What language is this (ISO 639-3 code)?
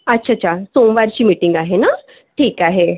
mar